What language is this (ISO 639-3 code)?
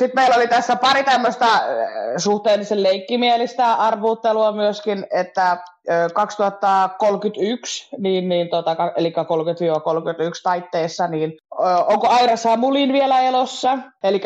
fin